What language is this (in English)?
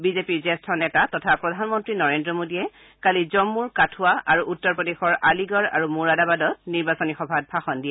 Assamese